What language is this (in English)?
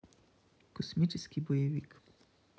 Russian